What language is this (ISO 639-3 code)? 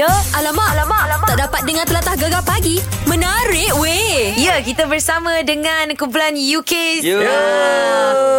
msa